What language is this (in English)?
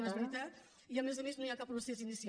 Catalan